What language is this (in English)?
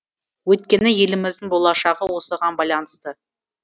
Kazakh